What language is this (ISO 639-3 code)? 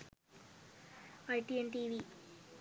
sin